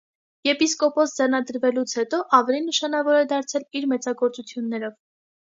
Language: Armenian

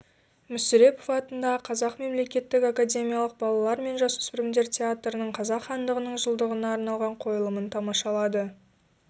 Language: Kazakh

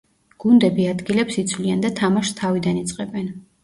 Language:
Georgian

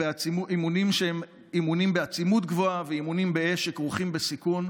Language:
Hebrew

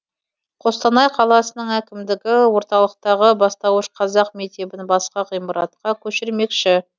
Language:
Kazakh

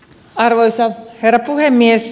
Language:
Finnish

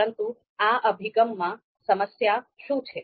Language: Gujarati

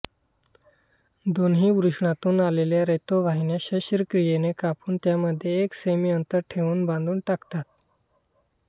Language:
Marathi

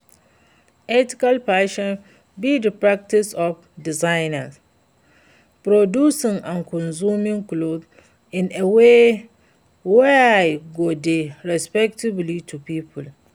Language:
Nigerian Pidgin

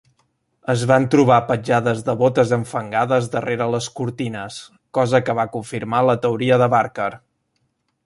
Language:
Catalan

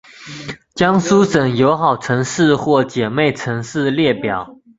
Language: Chinese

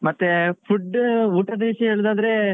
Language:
Kannada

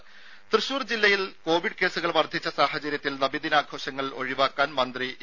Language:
Malayalam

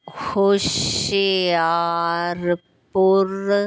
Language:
Punjabi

